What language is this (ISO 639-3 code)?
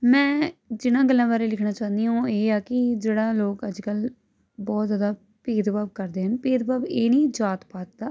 pan